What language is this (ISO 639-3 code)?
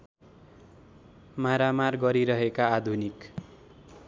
nep